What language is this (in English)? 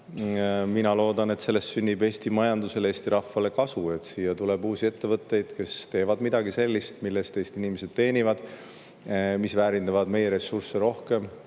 Estonian